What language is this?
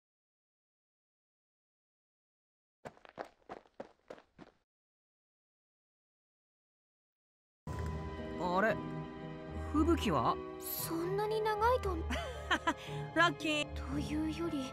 Japanese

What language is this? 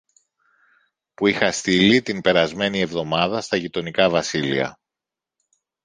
Greek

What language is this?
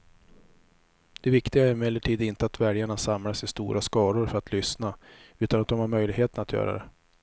Swedish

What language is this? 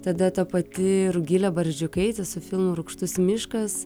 Lithuanian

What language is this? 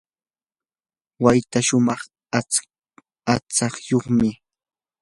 Yanahuanca Pasco Quechua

